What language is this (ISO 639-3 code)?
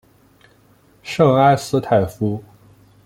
zho